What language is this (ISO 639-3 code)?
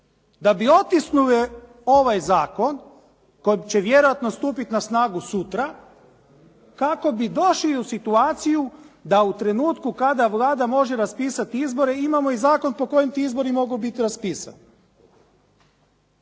hrv